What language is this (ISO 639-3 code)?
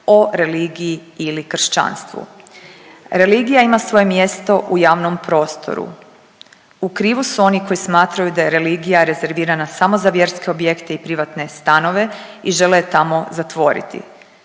hrv